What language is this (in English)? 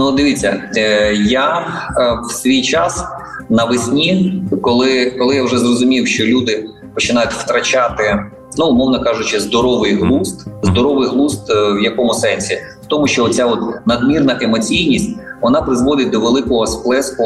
Ukrainian